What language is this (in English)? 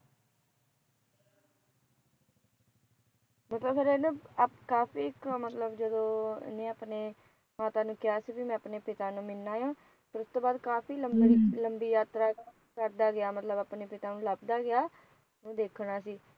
Punjabi